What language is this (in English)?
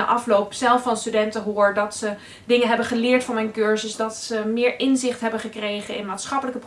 Dutch